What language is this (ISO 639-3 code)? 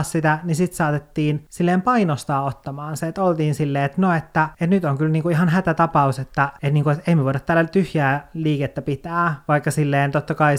fin